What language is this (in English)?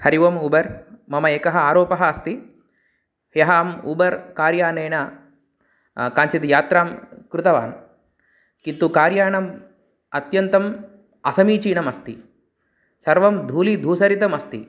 Sanskrit